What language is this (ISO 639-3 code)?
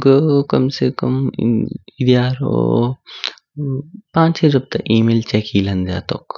kfk